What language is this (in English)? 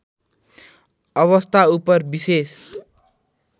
Nepali